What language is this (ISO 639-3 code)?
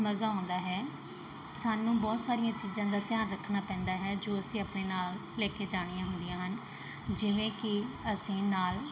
pan